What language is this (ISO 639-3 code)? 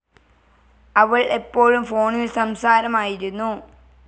mal